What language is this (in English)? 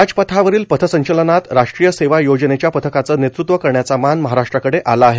Marathi